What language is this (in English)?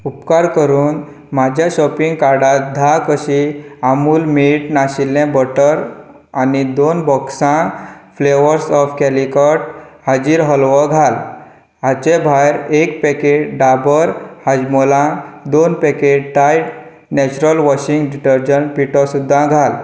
Konkani